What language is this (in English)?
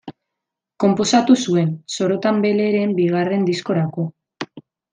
Basque